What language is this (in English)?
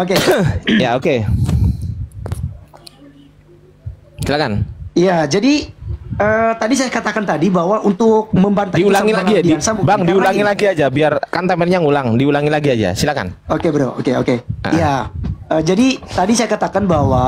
Indonesian